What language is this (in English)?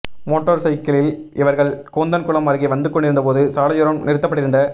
Tamil